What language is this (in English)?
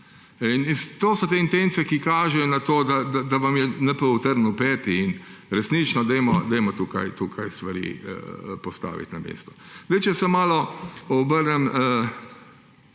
Slovenian